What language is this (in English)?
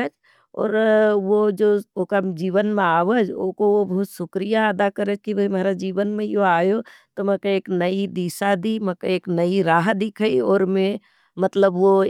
Nimadi